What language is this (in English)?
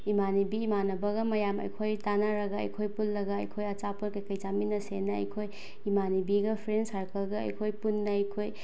Manipuri